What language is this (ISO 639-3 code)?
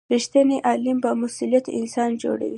pus